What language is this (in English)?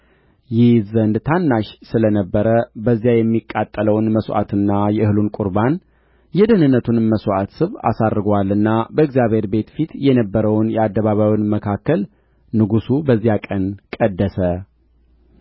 Amharic